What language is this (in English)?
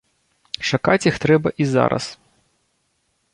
Belarusian